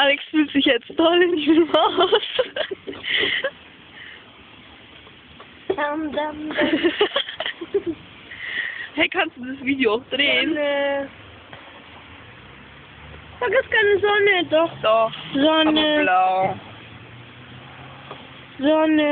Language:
German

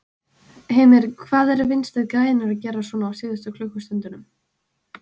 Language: Icelandic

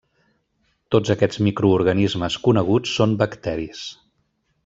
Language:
Catalan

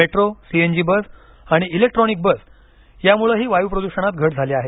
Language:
Marathi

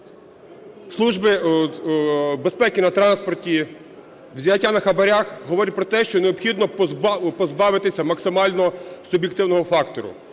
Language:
Ukrainian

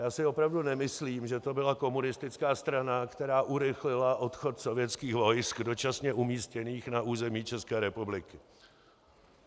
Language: Czech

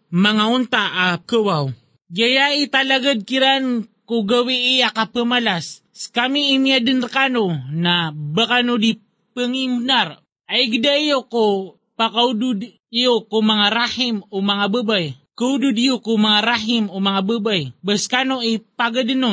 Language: Filipino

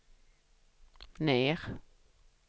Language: Swedish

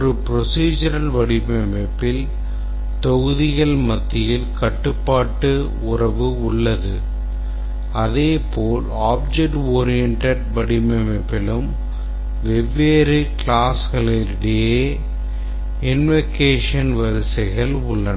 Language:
Tamil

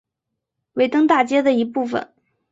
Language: Chinese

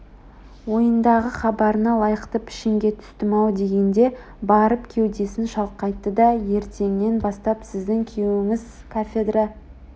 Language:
Kazakh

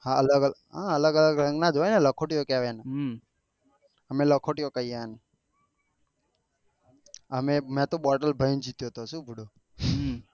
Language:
Gujarati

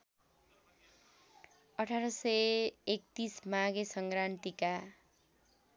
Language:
Nepali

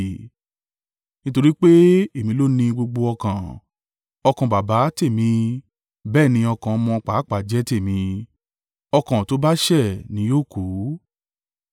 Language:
Yoruba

